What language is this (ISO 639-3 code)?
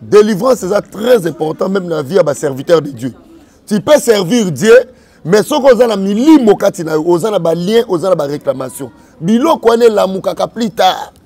fra